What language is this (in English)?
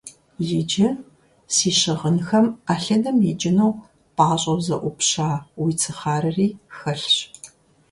Kabardian